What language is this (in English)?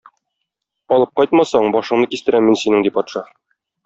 Tatar